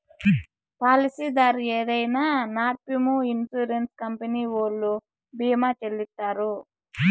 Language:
Telugu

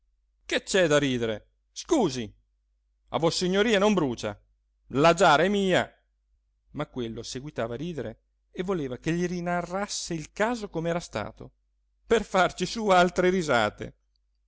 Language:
Italian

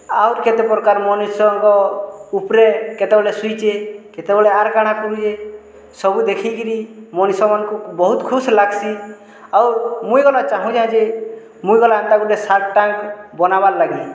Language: Odia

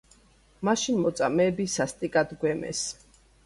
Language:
Georgian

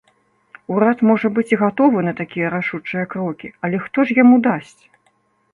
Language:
Belarusian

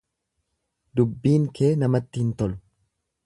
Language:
Oromo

